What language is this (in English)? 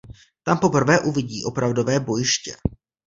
Czech